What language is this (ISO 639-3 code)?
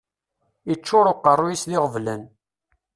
kab